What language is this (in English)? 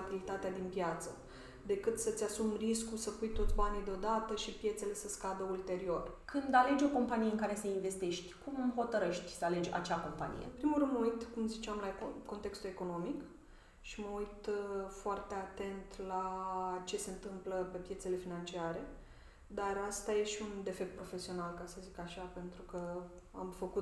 Romanian